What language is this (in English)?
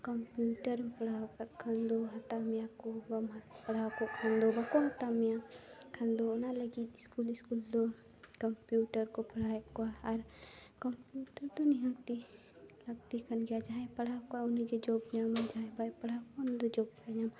Santali